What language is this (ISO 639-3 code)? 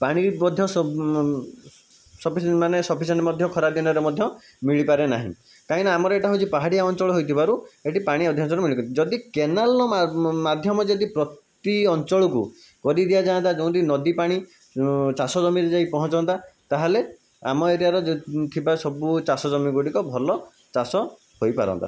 ori